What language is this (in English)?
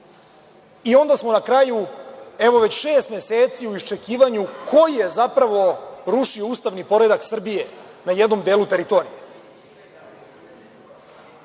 Serbian